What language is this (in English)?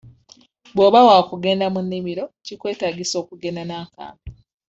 Ganda